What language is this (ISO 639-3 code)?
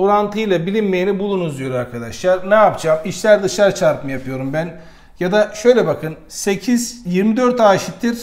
tur